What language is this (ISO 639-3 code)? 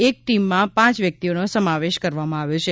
guj